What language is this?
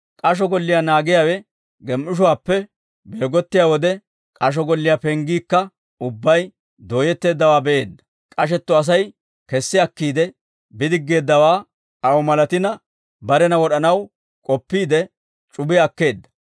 Dawro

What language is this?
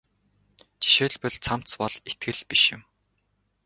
Mongolian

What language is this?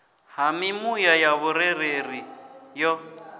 Venda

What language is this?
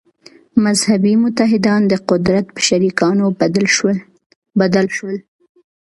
Pashto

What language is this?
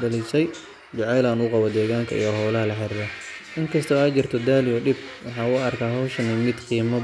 Somali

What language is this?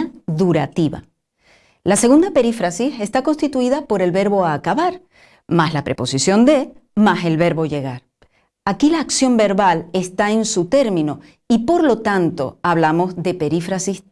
Spanish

